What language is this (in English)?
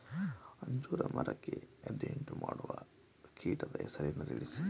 Kannada